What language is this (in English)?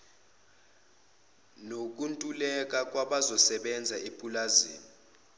Zulu